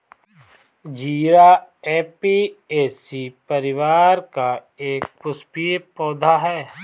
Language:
Hindi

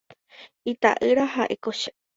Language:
Guarani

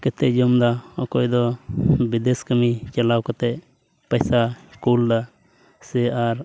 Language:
Santali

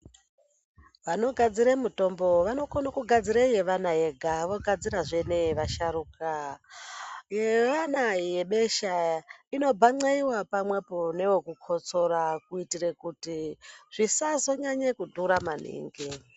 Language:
Ndau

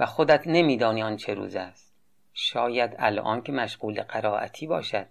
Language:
Persian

